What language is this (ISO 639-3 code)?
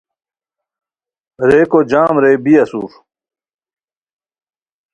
khw